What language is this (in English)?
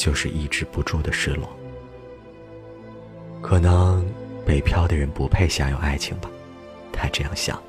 Chinese